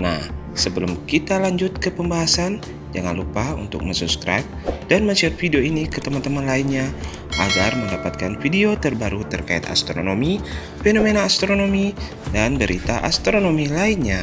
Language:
Indonesian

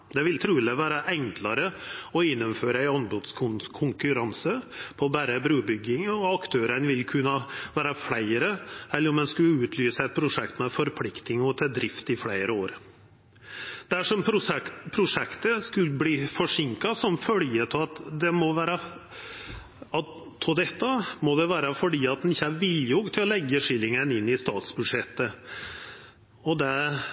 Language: Norwegian Nynorsk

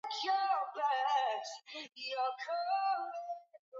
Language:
Swahili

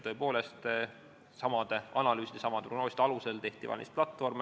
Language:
Estonian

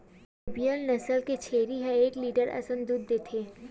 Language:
Chhattisgarhi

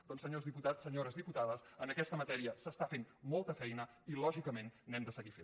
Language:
Catalan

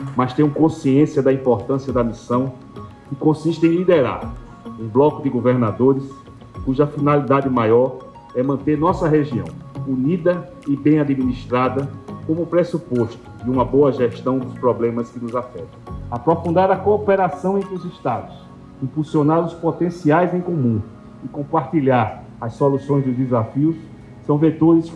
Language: Portuguese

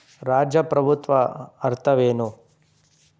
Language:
Kannada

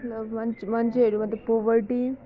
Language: Nepali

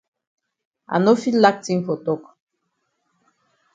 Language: Cameroon Pidgin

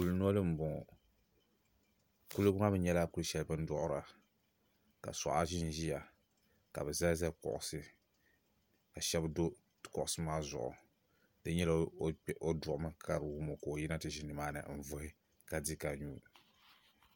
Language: Dagbani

